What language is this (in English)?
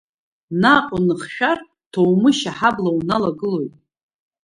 Abkhazian